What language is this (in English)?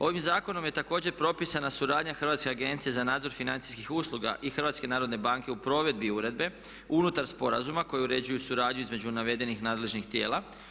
Croatian